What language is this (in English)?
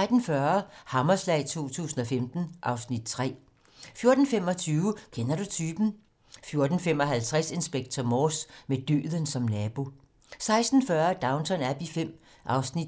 Danish